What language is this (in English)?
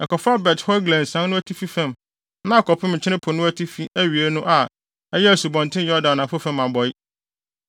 Akan